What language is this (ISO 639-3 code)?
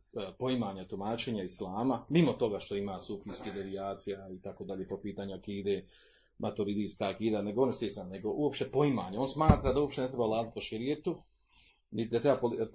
hrv